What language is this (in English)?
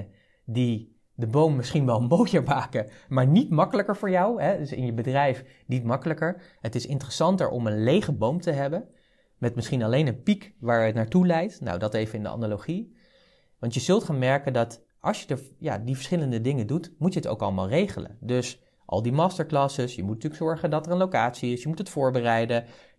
Dutch